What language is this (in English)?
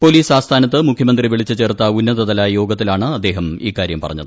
Malayalam